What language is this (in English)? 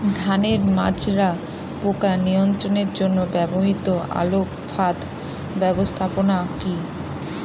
Bangla